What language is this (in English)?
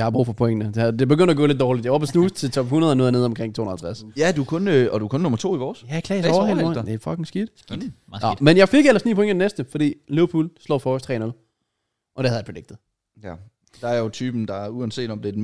Danish